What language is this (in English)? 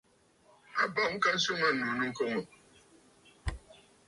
Bafut